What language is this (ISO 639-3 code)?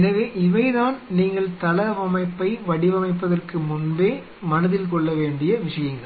tam